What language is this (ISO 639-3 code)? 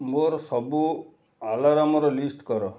ori